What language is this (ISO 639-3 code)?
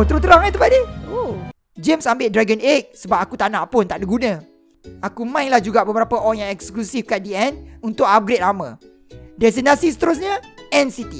msa